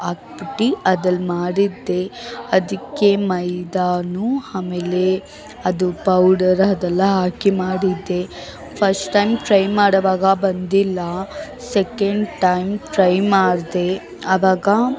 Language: Kannada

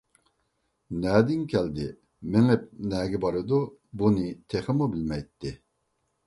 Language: Uyghur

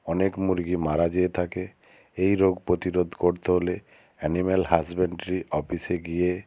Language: Bangla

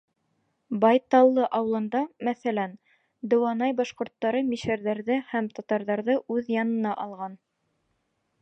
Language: Bashkir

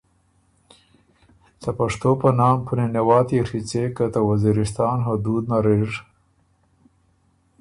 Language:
Ormuri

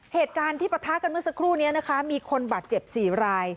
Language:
Thai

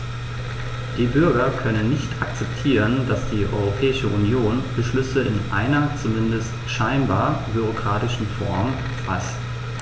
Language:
German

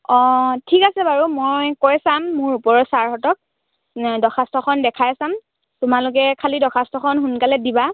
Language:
Assamese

